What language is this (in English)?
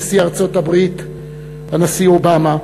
Hebrew